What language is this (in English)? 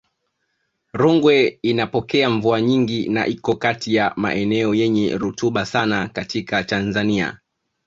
Swahili